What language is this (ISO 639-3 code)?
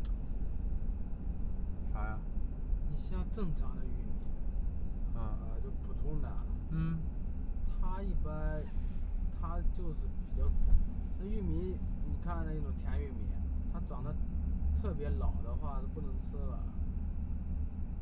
zho